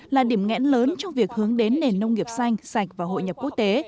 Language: Vietnamese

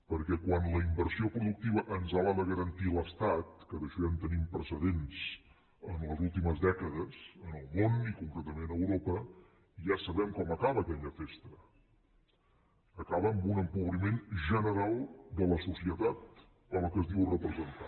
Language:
Catalan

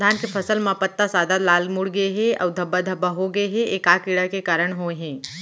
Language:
Chhattisgarhi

